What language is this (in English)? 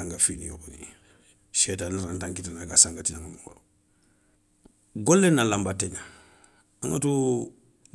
Soninke